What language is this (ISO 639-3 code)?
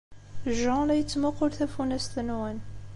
kab